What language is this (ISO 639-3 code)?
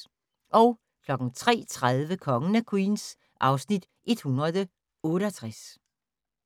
dan